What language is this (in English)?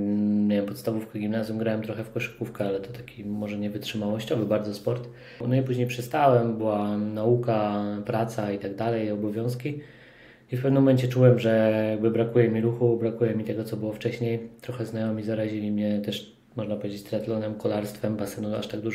Polish